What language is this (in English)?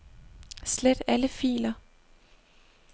Danish